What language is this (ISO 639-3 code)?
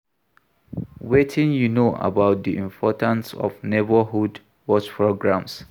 pcm